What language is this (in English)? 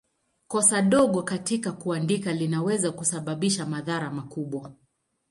Swahili